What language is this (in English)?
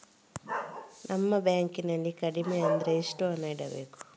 Kannada